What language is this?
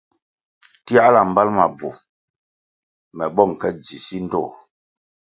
Kwasio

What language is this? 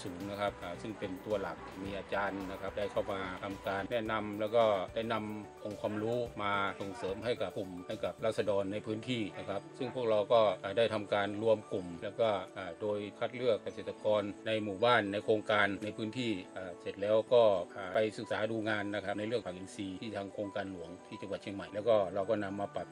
Thai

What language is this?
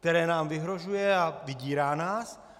Czech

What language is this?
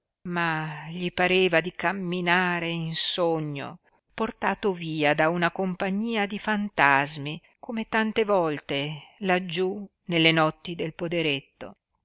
Italian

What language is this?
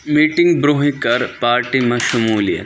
Kashmiri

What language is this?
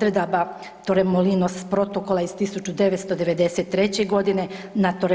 Croatian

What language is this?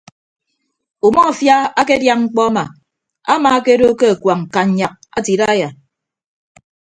Ibibio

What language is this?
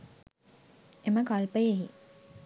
Sinhala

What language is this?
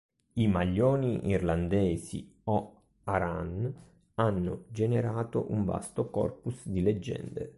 Italian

